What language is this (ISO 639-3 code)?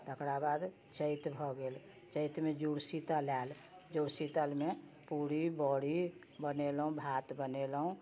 mai